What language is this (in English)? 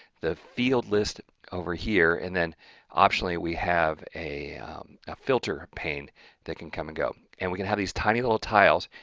English